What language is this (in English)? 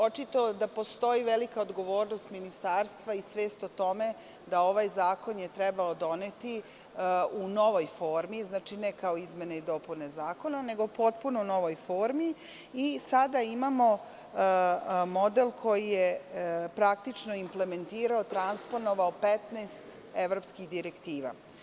Serbian